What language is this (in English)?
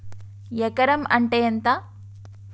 Telugu